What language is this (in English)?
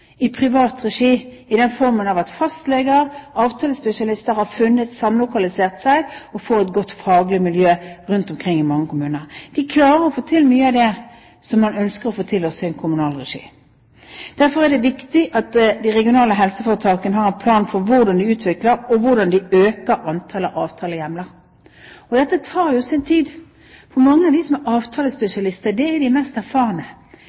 Norwegian Bokmål